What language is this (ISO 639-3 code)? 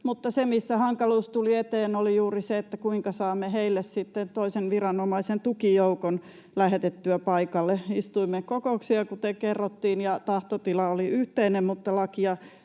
fin